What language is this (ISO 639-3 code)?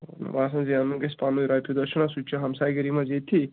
kas